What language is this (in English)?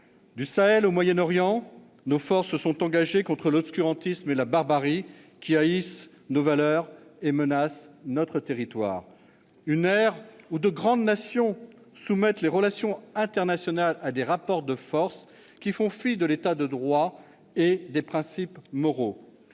French